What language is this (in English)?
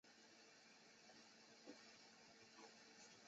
Chinese